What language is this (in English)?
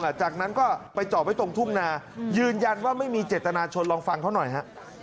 Thai